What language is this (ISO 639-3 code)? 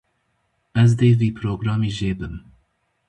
kur